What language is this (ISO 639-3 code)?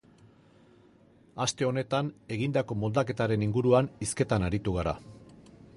eus